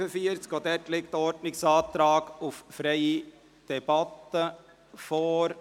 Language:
Swiss German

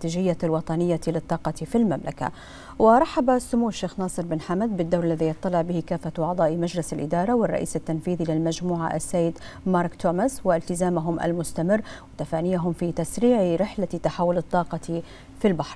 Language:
Arabic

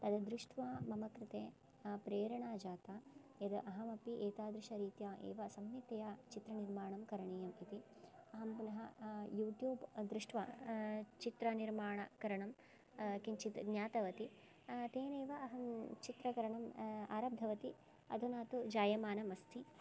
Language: Sanskrit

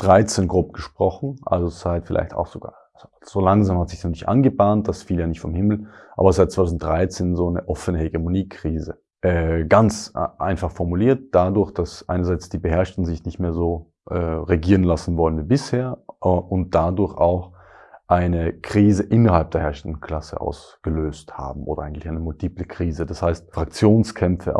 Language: German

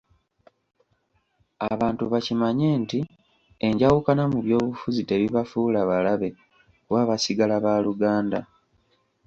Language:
Ganda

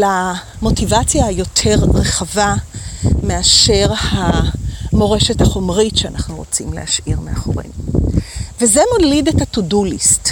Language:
Hebrew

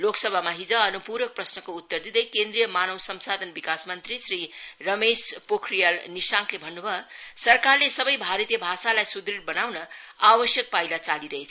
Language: Nepali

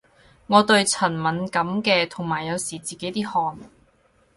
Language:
Cantonese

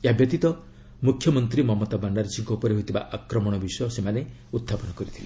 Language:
Odia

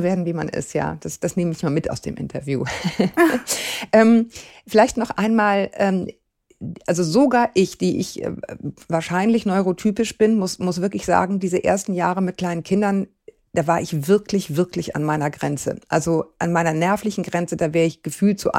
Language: German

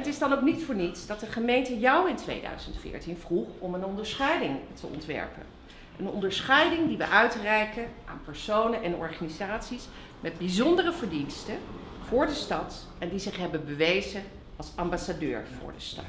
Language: Dutch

